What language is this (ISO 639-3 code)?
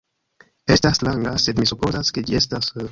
epo